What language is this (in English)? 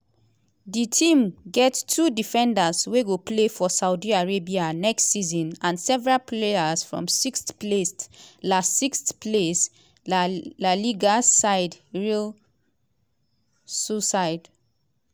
Nigerian Pidgin